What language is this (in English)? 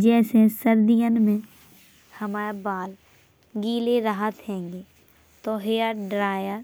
Bundeli